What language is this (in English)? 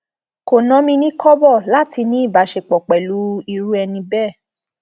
Yoruba